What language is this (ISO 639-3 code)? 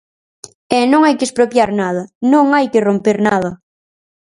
glg